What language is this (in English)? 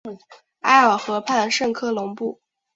Chinese